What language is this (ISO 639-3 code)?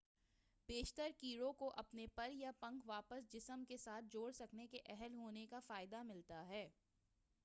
urd